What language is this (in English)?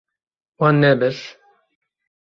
Kurdish